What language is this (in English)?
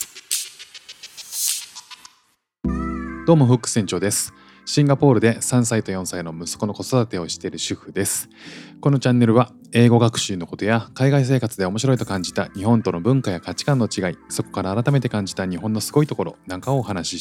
Japanese